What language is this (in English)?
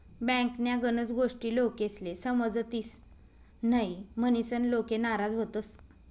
Marathi